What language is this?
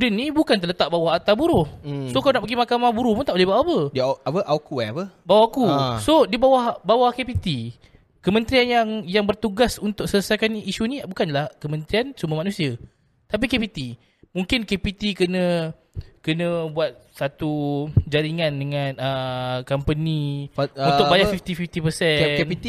Malay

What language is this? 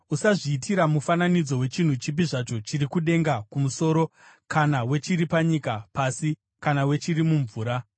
Shona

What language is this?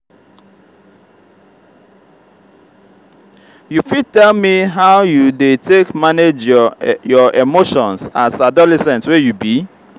Nigerian Pidgin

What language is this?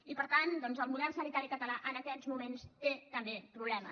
Catalan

